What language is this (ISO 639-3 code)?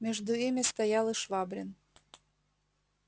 rus